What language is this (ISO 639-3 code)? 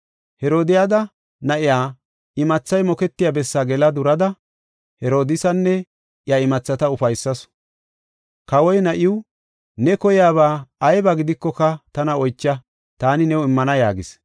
gof